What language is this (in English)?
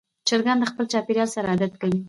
Pashto